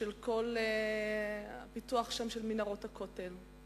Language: Hebrew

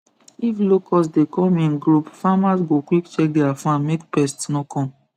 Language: Nigerian Pidgin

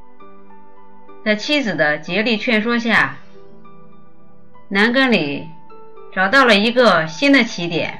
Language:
Chinese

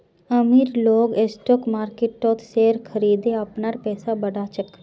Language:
Magahi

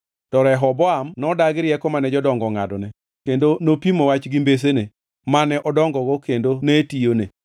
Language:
Luo (Kenya and Tanzania)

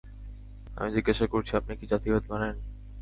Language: Bangla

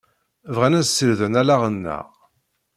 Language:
Kabyle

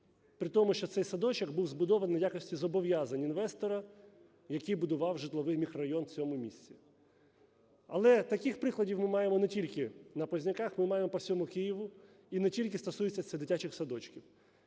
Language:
Ukrainian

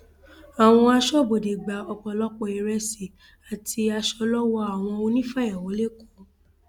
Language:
Yoruba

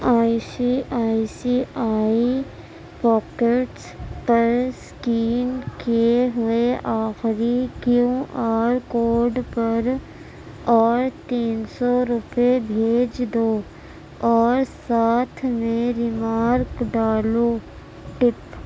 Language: Urdu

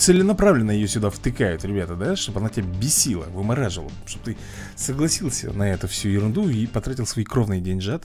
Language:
Russian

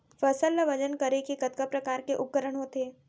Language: Chhattisgarhi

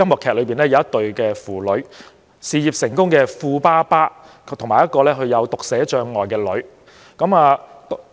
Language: Cantonese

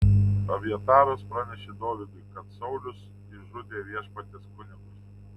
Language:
Lithuanian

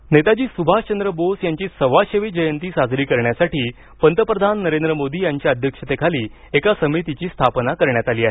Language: Marathi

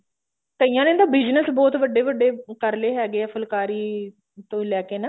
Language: Punjabi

